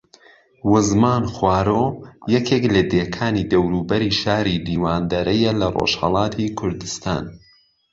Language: Central Kurdish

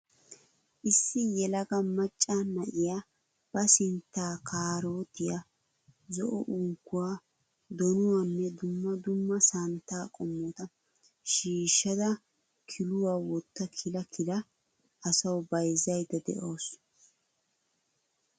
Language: Wolaytta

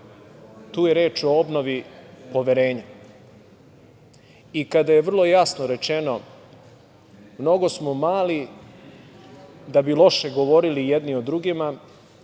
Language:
Serbian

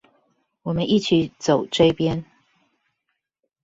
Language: Chinese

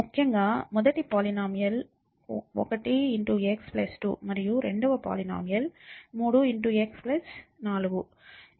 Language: Telugu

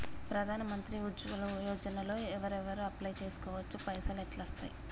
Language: Telugu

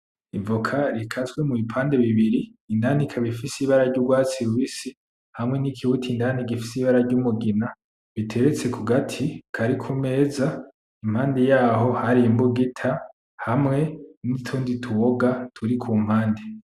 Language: Rundi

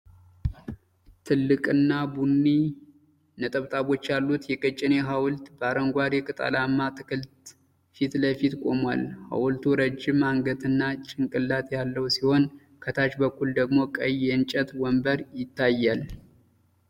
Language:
Amharic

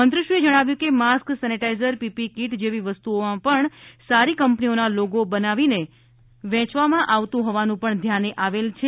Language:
Gujarati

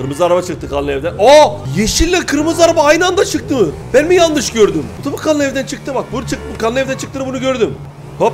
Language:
Turkish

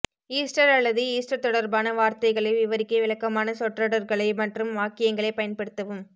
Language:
Tamil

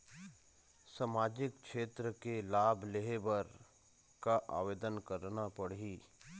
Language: Chhattisgarhi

